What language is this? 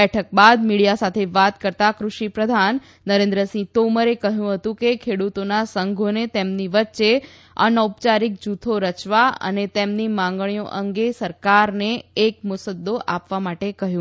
Gujarati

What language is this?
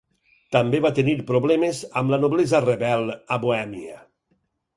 Catalan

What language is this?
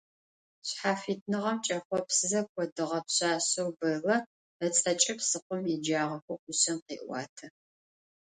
Adyghe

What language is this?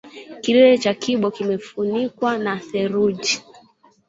Swahili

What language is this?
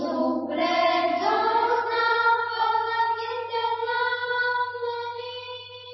Malayalam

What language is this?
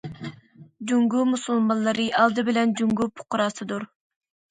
Uyghur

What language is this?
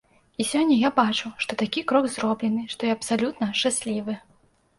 Belarusian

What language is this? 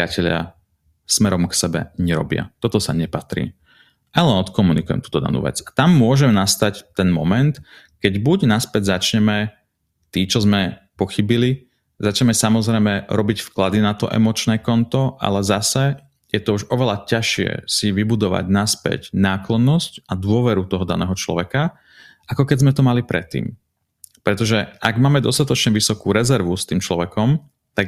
Slovak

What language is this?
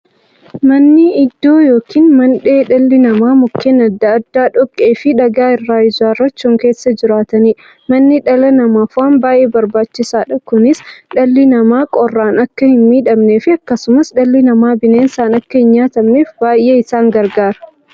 Oromo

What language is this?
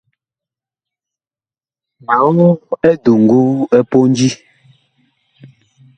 Bakoko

